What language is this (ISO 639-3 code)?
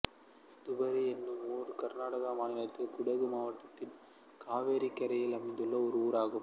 tam